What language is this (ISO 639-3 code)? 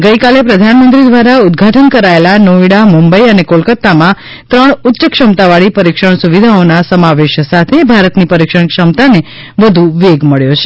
guj